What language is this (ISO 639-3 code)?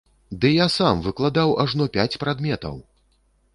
bel